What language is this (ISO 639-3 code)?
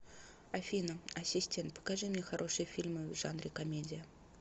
rus